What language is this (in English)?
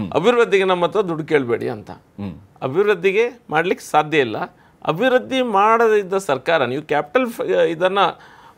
Hindi